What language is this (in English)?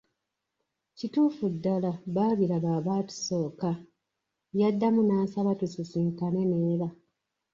Ganda